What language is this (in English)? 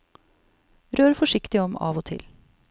Norwegian